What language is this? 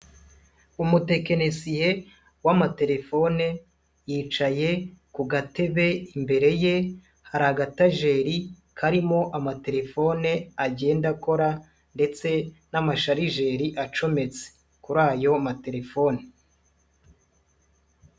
Kinyarwanda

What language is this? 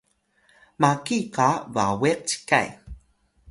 Atayal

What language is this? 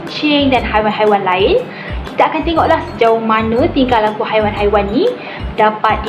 Malay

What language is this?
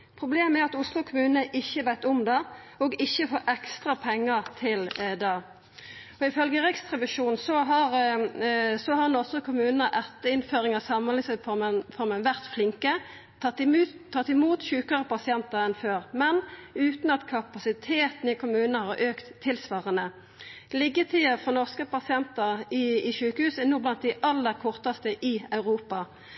Norwegian Nynorsk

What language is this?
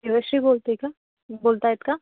Marathi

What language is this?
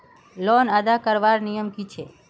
Magahi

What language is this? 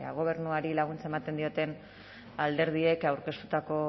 Basque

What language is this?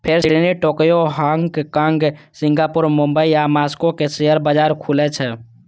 Maithili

